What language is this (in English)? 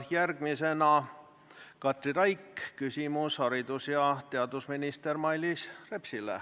Estonian